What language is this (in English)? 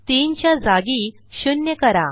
Marathi